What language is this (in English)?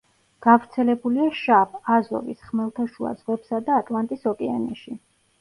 Georgian